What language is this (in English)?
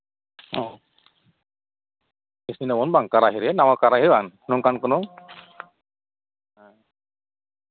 Santali